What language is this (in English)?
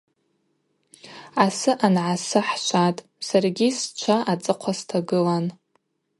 Abaza